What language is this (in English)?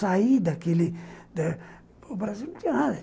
Portuguese